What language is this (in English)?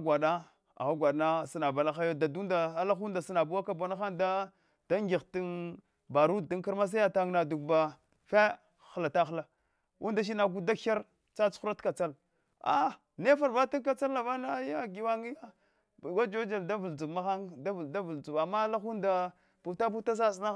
Hwana